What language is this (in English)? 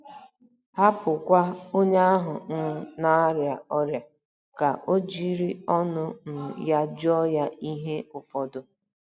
Igbo